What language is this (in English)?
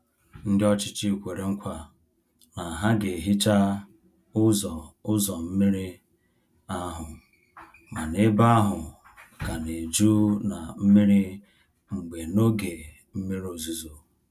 Igbo